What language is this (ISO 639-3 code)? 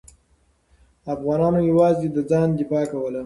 pus